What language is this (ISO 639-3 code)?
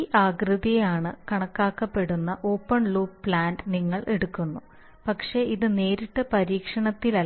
mal